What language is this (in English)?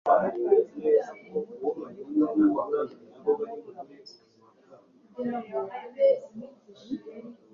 Kinyarwanda